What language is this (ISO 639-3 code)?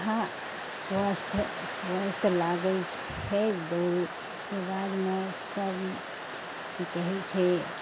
mai